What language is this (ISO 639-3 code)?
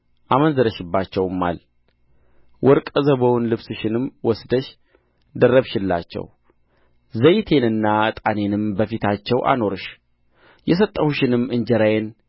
amh